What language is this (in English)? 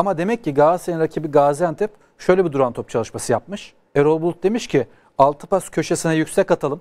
Turkish